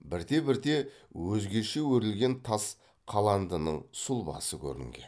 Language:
Kazakh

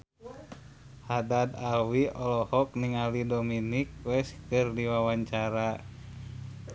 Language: Sundanese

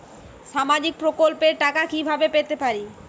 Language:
Bangla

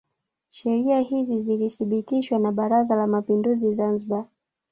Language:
Swahili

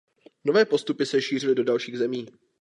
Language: Czech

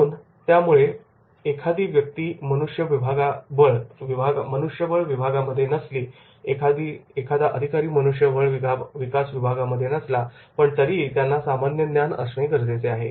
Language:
Marathi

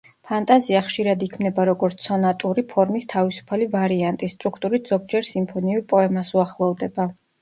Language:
Georgian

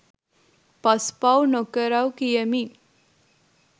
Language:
Sinhala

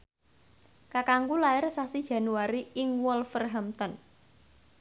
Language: Javanese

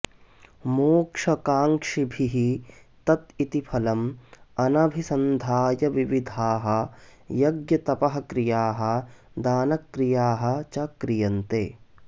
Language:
Sanskrit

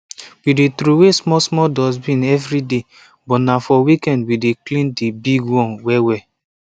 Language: Nigerian Pidgin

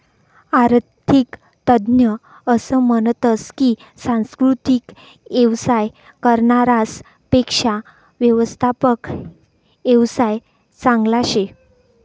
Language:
Marathi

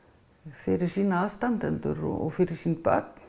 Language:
Icelandic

